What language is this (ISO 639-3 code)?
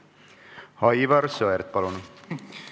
est